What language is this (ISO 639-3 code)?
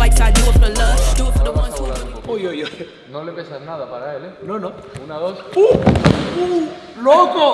spa